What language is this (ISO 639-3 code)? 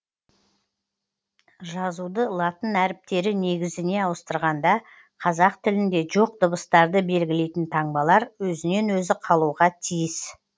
kaz